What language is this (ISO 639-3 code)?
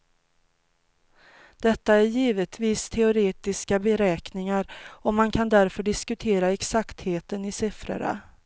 swe